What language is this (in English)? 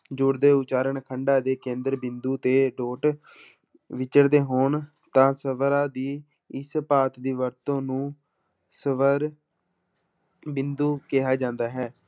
Punjabi